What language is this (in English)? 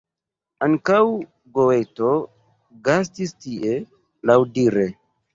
Esperanto